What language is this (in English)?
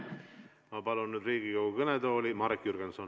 Estonian